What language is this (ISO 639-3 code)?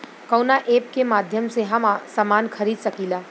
bho